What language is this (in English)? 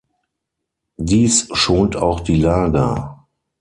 German